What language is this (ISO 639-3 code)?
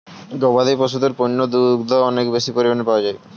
ben